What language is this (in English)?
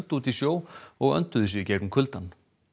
Icelandic